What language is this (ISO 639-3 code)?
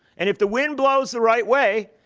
eng